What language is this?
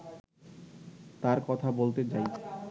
Bangla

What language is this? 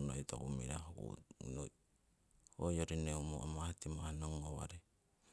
Siwai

